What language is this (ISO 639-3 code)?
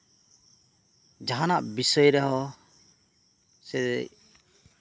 sat